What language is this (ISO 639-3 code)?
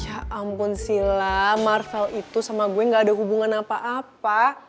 ind